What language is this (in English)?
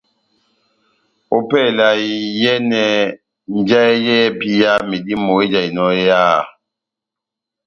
Batanga